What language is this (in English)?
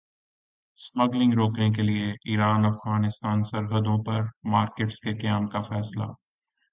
Urdu